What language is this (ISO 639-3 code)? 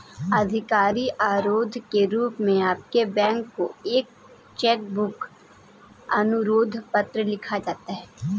hin